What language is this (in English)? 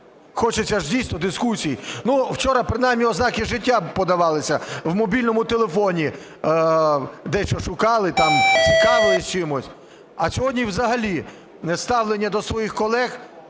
Ukrainian